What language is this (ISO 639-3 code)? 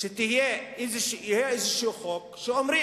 heb